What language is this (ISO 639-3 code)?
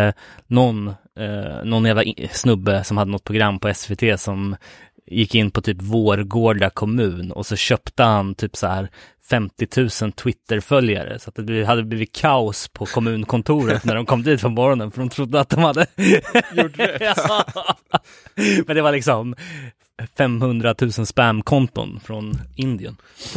swe